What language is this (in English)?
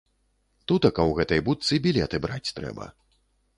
Belarusian